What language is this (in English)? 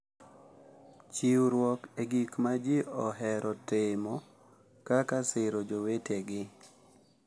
Luo (Kenya and Tanzania)